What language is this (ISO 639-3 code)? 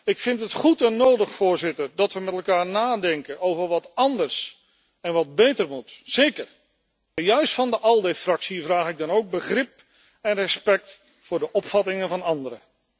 nld